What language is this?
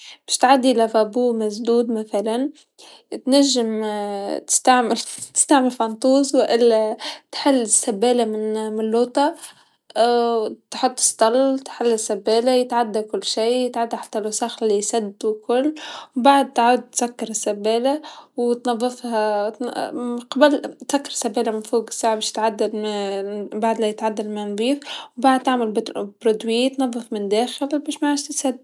Tunisian Arabic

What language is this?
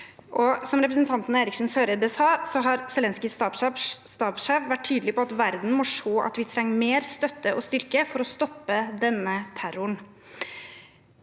Norwegian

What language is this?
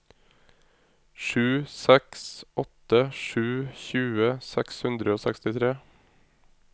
Norwegian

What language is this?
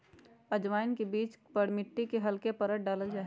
Magahi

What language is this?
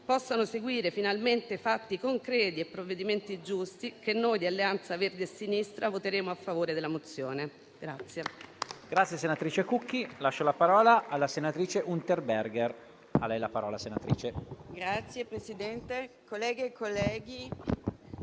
Italian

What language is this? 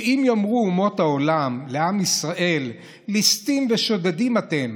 Hebrew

